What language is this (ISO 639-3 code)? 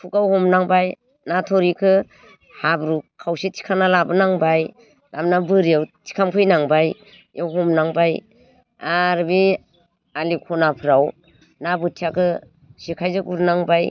brx